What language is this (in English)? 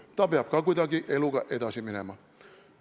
Estonian